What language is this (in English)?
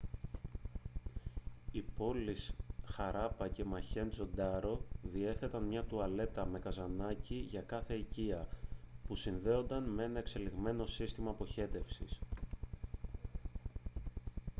Greek